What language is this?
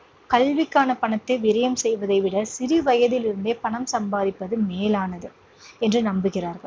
Tamil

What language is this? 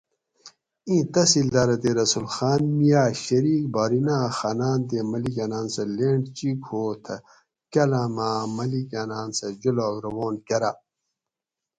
Gawri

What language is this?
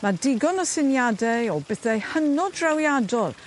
Welsh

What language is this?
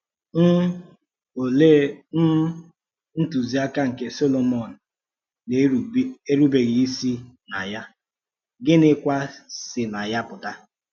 Igbo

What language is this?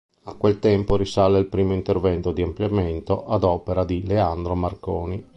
Italian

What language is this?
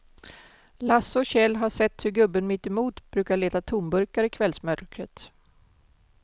Swedish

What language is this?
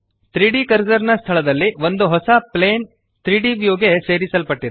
Kannada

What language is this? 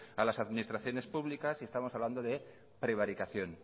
Spanish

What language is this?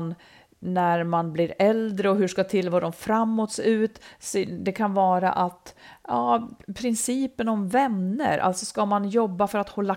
Swedish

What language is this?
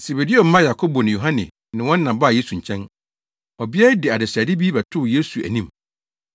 Akan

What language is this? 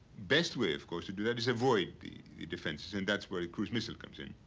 English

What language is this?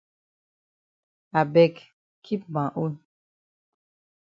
Cameroon Pidgin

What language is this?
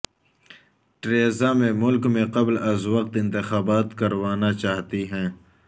Urdu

